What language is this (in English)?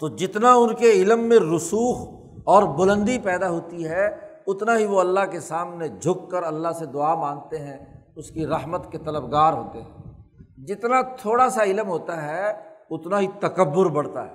Urdu